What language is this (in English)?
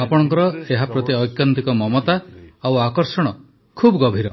Odia